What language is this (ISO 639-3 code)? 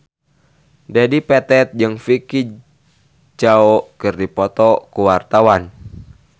sun